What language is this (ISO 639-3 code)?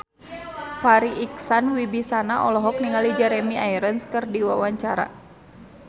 sun